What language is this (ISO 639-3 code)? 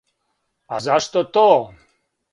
srp